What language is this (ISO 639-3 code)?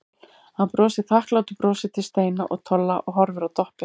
isl